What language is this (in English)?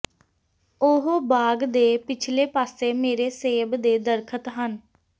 Punjabi